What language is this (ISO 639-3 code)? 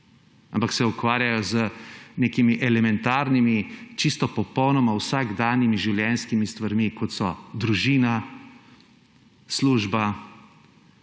slv